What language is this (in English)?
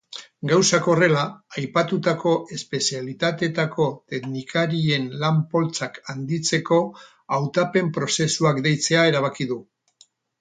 Basque